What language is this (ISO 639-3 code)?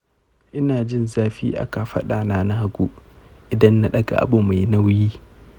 hau